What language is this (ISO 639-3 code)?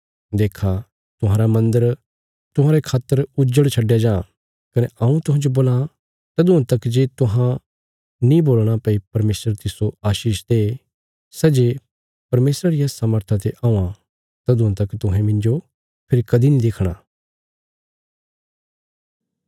kfs